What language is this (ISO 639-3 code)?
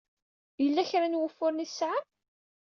kab